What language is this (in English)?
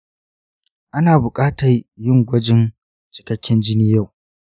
Hausa